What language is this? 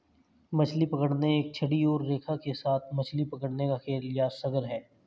Hindi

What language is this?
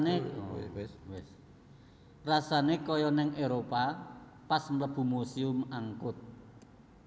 Javanese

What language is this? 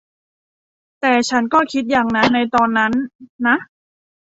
Thai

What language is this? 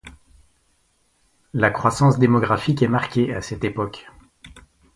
French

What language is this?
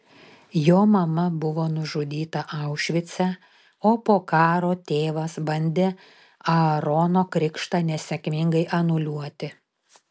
Lithuanian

